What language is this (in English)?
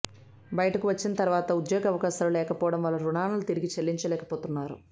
Telugu